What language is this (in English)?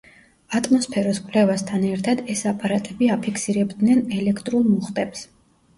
Georgian